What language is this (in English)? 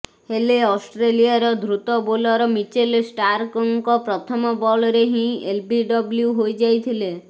Odia